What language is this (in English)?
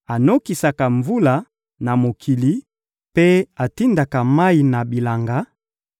Lingala